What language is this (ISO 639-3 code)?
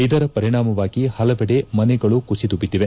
kan